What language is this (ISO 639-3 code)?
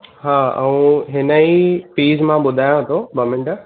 snd